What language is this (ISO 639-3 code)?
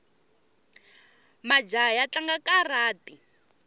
tso